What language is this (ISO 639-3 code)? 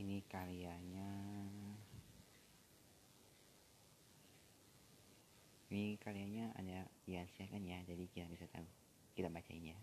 ind